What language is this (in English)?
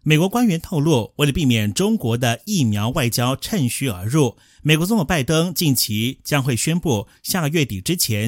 Chinese